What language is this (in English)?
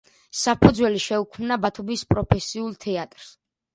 Georgian